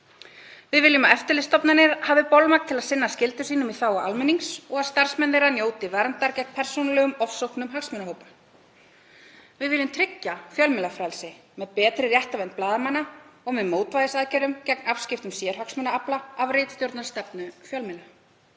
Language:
Icelandic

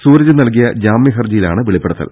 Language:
Malayalam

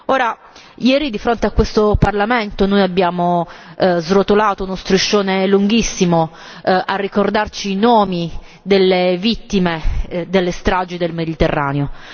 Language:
Italian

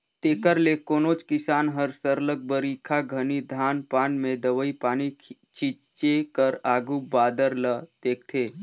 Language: Chhattisgarhi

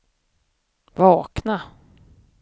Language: Swedish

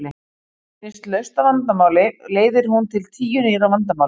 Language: Icelandic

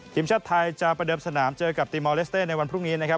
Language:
Thai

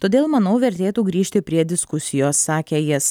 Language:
Lithuanian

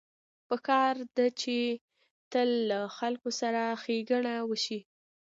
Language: Pashto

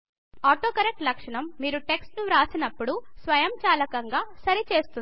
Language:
Telugu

